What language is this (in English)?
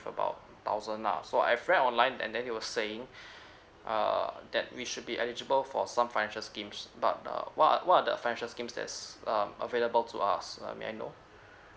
English